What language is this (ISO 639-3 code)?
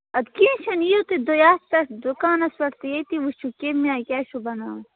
kas